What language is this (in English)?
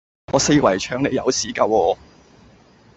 Cantonese